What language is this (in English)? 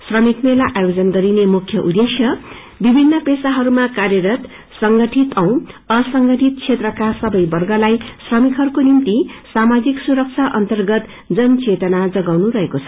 Nepali